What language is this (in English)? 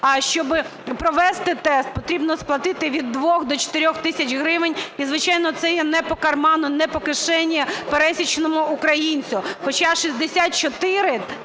Ukrainian